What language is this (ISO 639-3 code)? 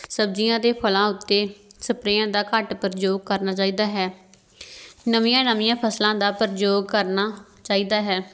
pan